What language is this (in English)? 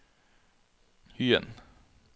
Norwegian